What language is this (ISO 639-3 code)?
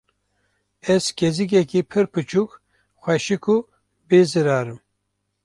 kur